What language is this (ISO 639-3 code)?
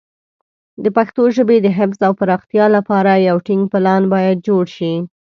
pus